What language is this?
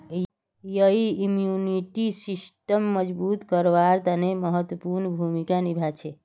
Magahi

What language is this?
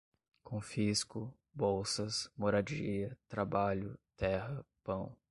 Portuguese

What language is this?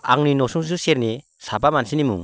Bodo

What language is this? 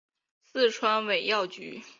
Chinese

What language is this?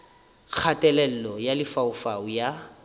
Northern Sotho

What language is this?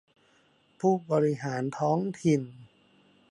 Thai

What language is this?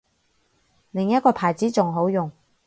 Cantonese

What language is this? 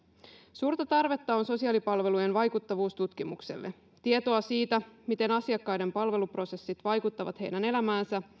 Finnish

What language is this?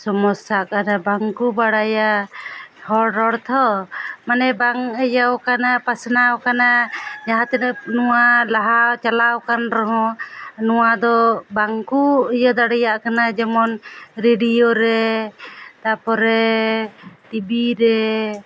Santali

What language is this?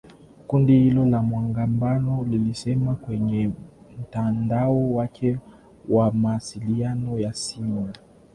Swahili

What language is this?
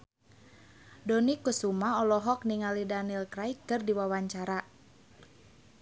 Sundanese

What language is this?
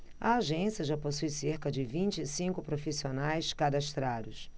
Portuguese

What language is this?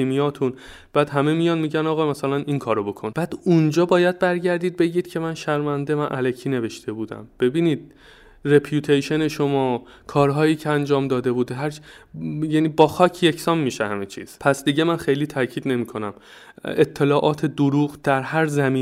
Persian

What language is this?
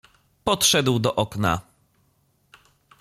Polish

